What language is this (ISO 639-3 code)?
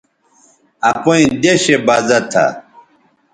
btv